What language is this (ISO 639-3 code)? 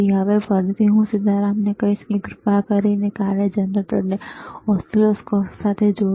guj